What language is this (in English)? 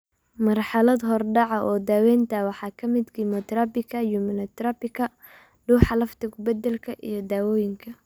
Somali